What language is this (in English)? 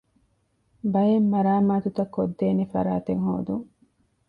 Divehi